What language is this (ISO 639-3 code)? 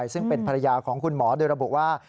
tha